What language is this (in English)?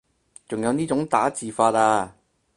Cantonese